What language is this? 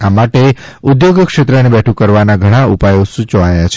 Gujarati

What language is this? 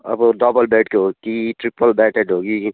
Nepali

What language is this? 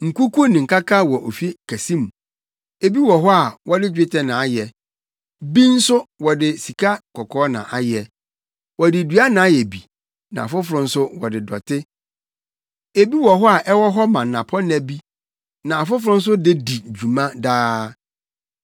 Akan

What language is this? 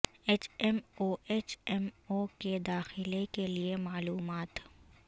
Urdu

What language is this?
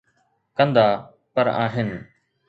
Sindhi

